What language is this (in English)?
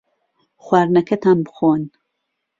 Central Kurdish